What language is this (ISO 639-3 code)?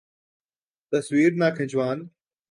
urd